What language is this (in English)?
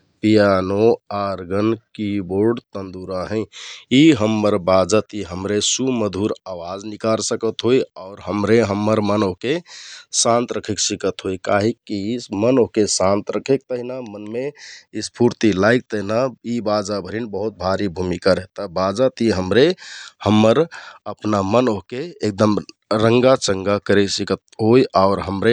Kathoriya Tharu